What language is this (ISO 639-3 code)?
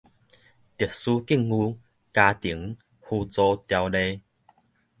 nan